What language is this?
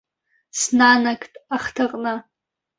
Abkhazian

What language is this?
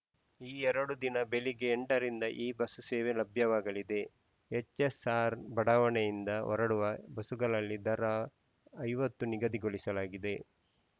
Kannada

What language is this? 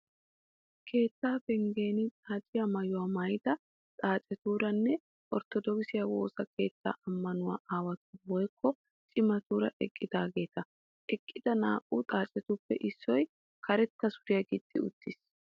Wolaytta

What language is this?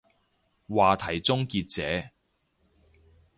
Cantonese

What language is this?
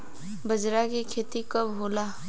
Bhojpuri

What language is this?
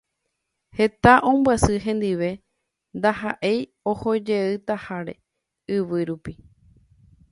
Guarani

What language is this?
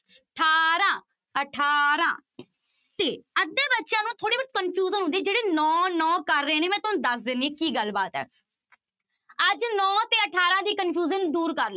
Punjabi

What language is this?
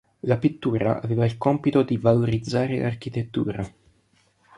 Italian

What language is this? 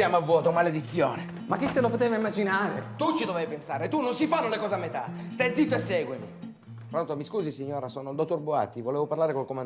Italian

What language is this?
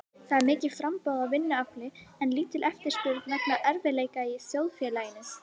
Icelandic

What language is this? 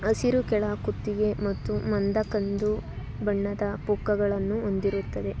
Kannada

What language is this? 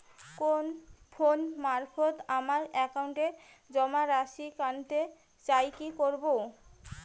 Bangla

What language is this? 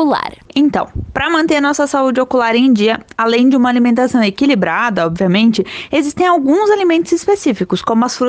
Portuguese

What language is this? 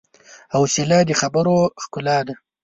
Pashto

